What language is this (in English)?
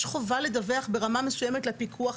Hebrew